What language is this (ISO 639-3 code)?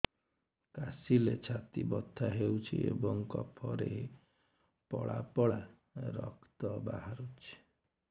ori